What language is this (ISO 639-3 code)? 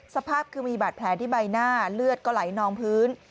tha